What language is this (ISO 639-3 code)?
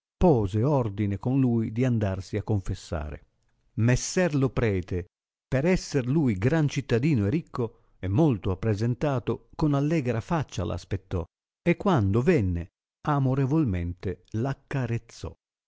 ita